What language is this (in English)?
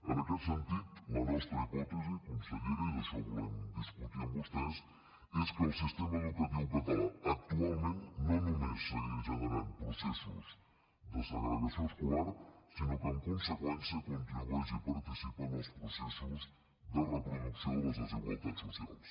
Catalan